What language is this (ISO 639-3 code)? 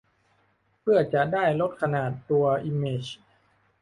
tha